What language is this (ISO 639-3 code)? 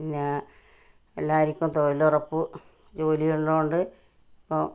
mal